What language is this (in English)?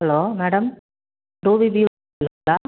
Tamil